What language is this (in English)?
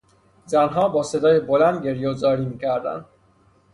Persian